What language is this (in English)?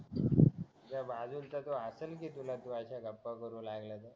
Marathi